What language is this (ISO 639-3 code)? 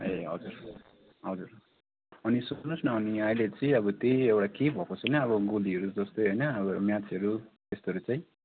nep